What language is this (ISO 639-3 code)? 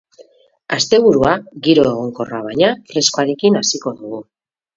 eus